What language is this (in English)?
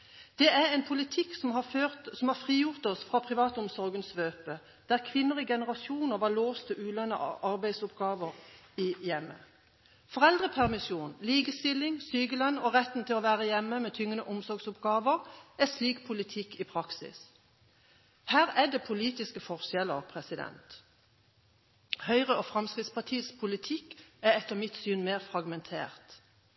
Norwegian Bokmål